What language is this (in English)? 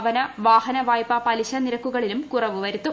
Malayalam